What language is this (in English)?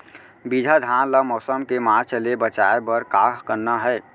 Chhattisgarhi